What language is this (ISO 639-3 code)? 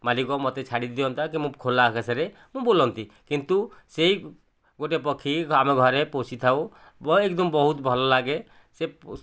ori